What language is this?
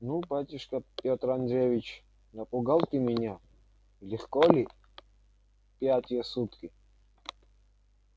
Russian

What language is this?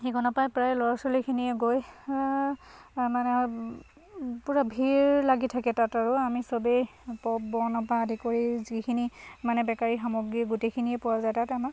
Assamese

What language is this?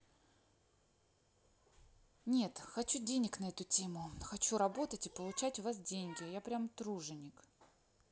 Russian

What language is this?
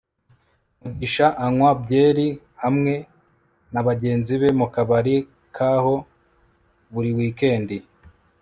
Kinyarwanda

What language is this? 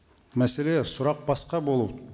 Kazakh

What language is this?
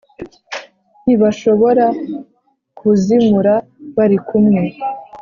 Kinyarwanda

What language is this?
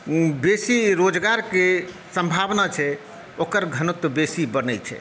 Maithili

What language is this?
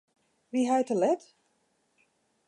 Western Frisian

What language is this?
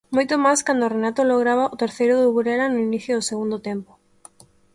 Galician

